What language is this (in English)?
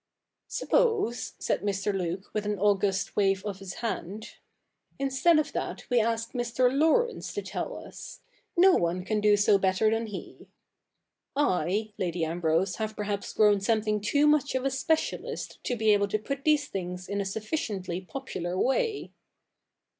English